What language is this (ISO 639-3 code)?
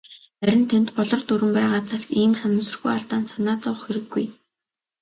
mon